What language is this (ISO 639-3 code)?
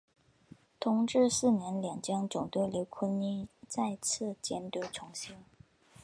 zho